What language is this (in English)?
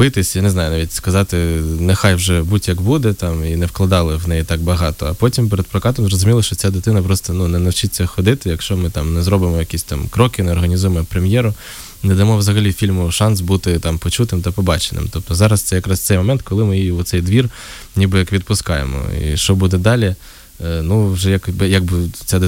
Ukrainian